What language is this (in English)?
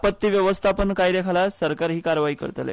Konkani